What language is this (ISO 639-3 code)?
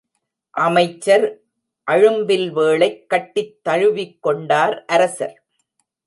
tam